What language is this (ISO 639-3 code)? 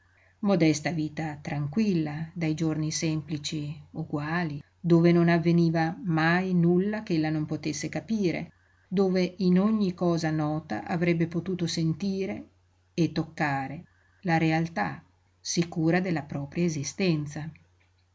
ita